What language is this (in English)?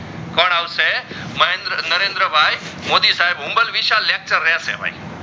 Gujarati